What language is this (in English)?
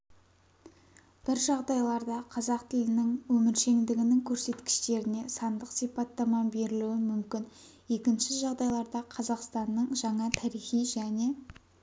Kazakh